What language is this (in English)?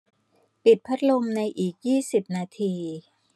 Thai